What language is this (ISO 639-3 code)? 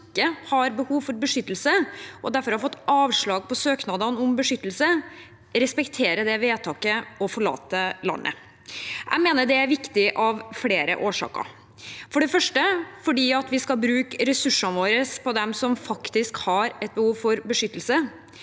nor